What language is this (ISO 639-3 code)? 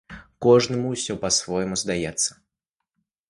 bel